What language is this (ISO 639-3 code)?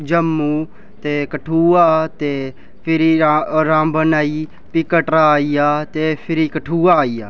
doi